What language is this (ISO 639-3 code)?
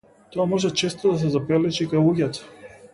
mkd